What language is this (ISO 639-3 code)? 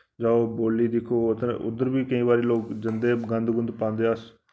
doi